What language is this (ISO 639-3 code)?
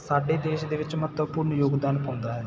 pan